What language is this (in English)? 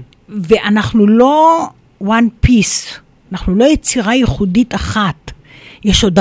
Hebrew